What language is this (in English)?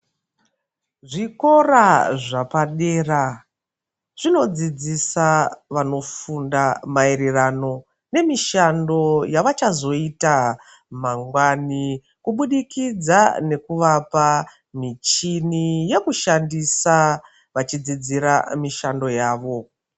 Ndau